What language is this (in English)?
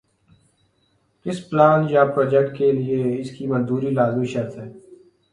Urdu